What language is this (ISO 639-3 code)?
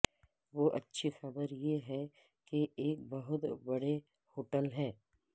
urd